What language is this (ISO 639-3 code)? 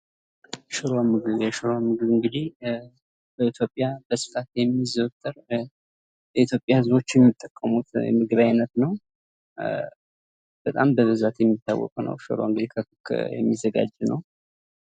amh